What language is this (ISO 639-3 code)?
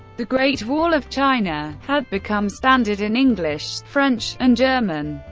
eng